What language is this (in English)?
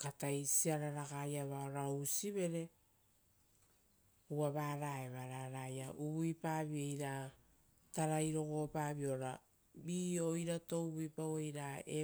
Rotokas